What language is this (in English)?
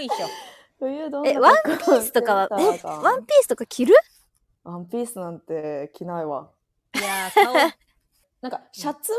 Japanese